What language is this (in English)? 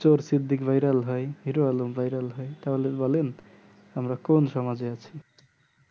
Bangla